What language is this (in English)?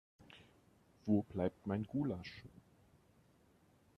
German